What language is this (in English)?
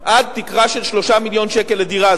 Hebrew